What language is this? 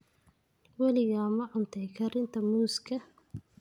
Somali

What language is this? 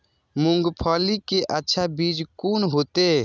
Maithili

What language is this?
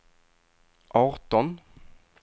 Swedish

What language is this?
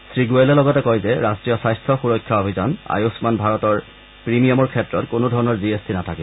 Assamese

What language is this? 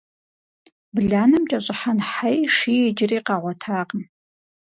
Kabardian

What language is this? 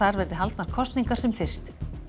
Icelandic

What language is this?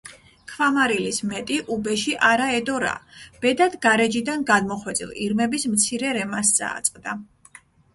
Georgian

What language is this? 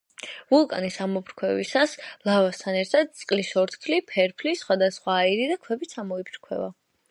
Georgian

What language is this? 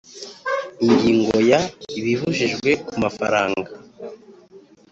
Kinyarwanda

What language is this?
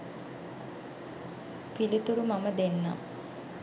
Sinhala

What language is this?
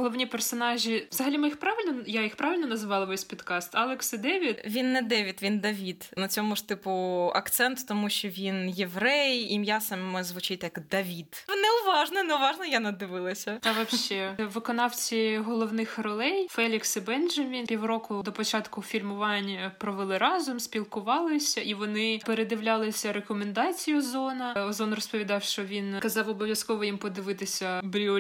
Ukrainian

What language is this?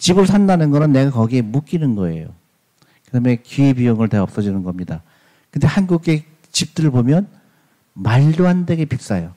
Korean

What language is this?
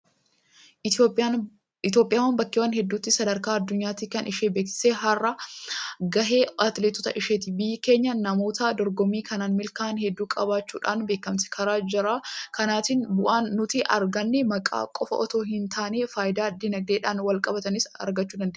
Oromo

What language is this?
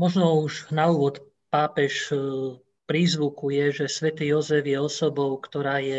Slovak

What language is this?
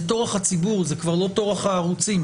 Hebrew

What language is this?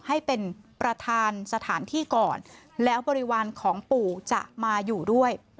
Thai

